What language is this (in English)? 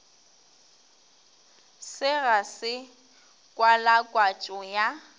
Northern Sotho